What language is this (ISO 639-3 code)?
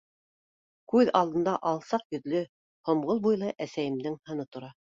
bak